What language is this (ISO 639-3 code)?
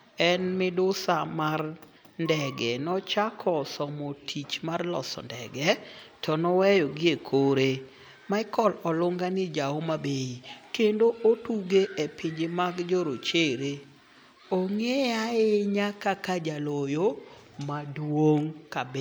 luo